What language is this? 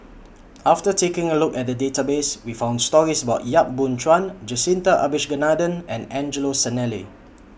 English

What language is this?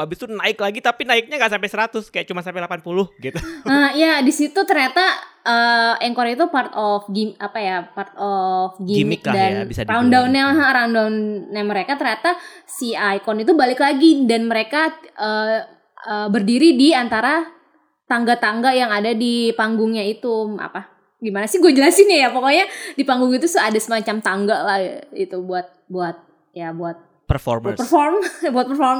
Indonesian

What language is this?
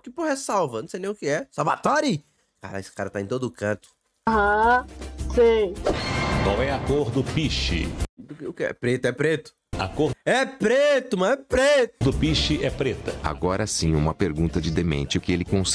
Portuguese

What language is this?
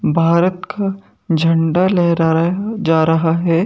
Hindi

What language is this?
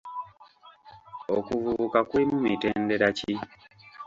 Ganda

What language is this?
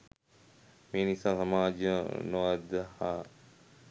Sinhala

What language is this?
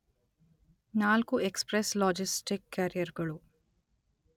Kannada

